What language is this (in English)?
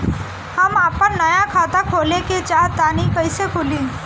Bhojpuri